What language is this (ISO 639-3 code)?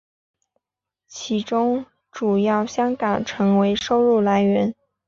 zho